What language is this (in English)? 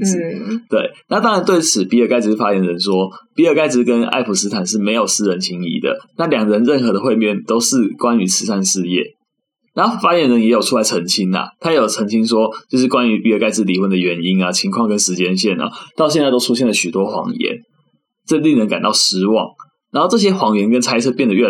Chinese